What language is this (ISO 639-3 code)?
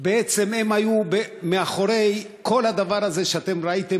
heb